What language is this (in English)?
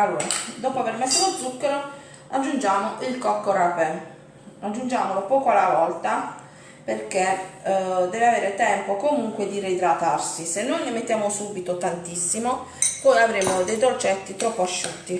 Italian